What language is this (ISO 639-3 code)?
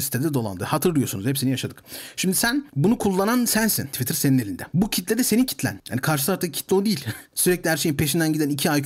tur